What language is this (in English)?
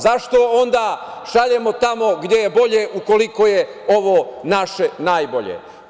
Serbian